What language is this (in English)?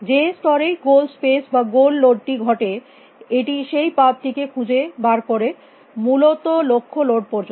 Bangla